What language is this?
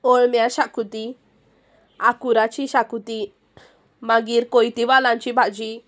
Konkani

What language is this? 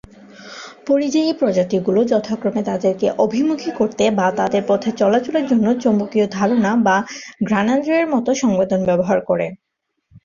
Bangla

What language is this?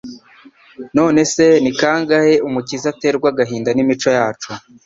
Kinyarwanda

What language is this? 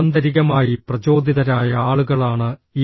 Malayalam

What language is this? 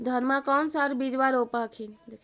Magahi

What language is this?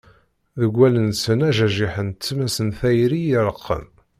Kabyle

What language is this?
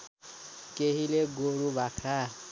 Nepali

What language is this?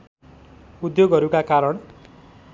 Nepali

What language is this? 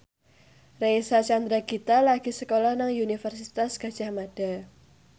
Javanese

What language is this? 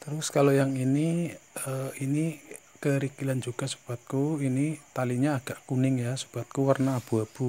Indonesian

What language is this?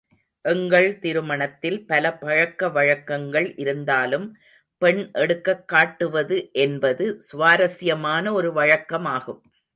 Tamil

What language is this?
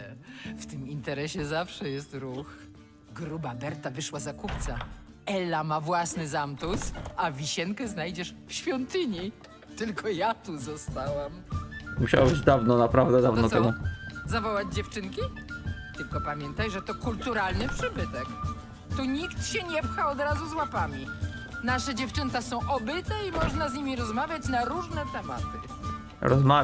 Polish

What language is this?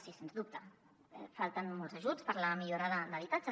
Catalan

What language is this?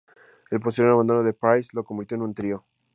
Spanish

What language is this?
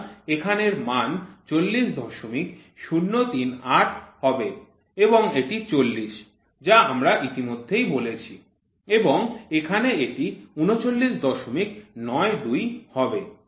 Bangla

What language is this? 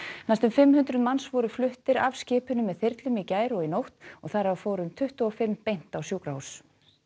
Icelandic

